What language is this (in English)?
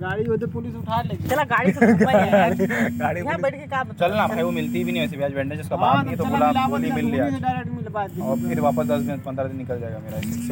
Hindi